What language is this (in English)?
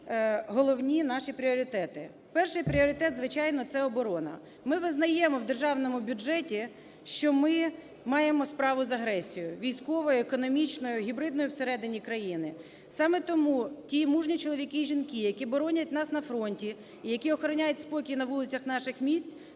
Ukrainian